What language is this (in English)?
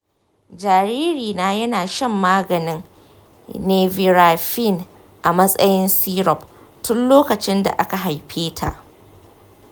Hausa